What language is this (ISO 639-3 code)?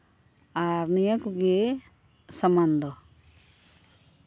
sat